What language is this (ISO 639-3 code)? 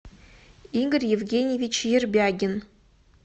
rus